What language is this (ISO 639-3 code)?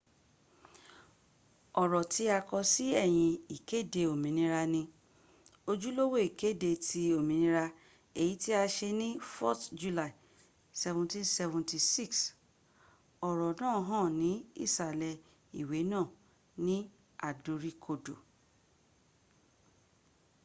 yor